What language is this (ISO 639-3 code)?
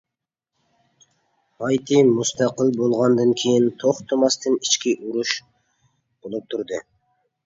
uig